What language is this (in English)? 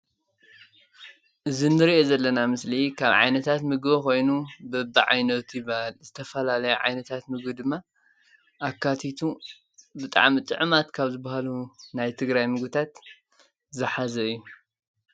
Tigrinya